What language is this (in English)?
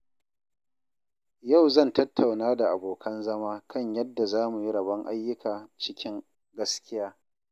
Hausa